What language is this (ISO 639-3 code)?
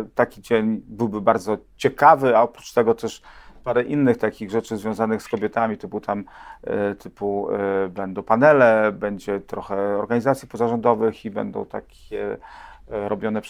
pol